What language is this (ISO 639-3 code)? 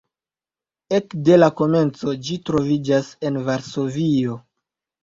epo